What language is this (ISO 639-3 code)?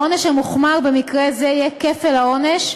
heb